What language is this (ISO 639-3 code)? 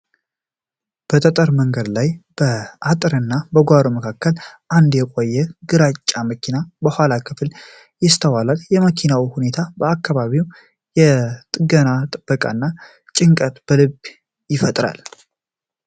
amh